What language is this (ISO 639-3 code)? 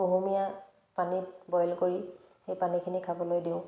asm